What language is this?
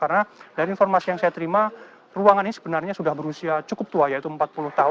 Indonesian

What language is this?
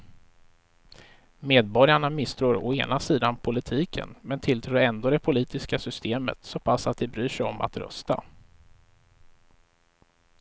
Swedish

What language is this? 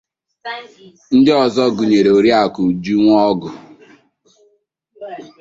Igbo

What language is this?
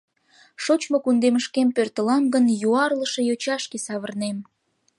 Mari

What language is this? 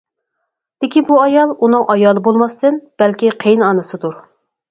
Uyghur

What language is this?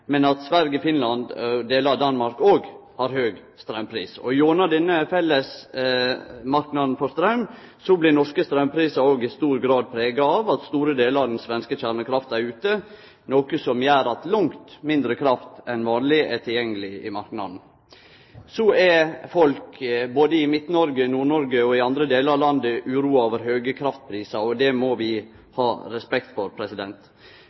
Norwegian Nynorsk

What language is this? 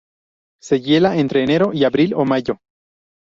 Spanish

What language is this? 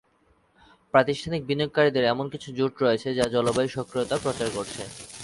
Bangla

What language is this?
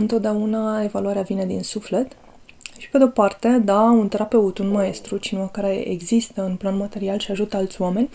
Romanian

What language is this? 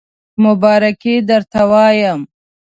Pashto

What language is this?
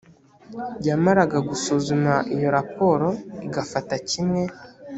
Kinyarwanda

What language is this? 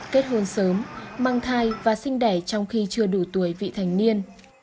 Vietnamese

